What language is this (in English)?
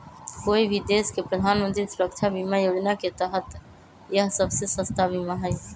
Magahi